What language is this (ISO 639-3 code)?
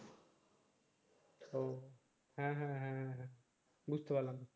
ben